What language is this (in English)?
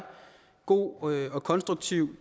Danish